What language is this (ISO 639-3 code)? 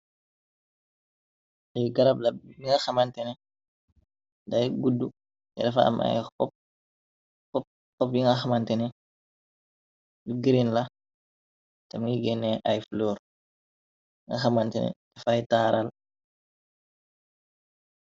wol